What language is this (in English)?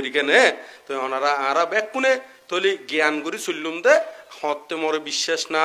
Bangla